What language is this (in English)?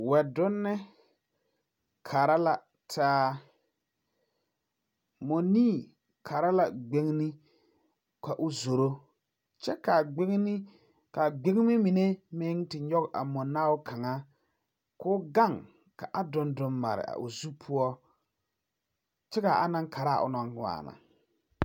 Southern Dagaare